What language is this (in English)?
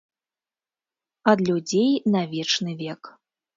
Belarusian